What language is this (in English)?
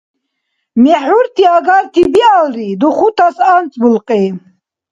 Dargwa